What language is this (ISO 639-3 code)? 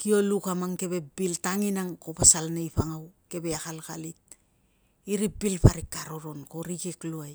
lcm